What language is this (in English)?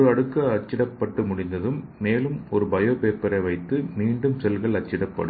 Tamil